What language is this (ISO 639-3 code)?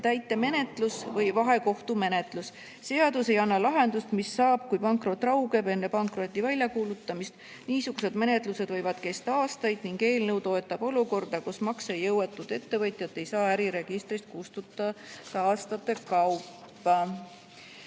est